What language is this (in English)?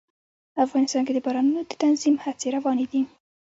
Pashto